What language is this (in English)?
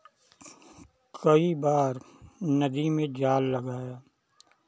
Hindi